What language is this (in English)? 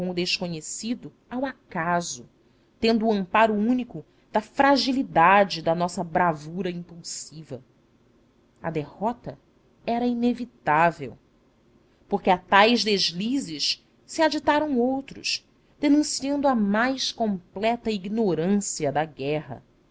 Portuguese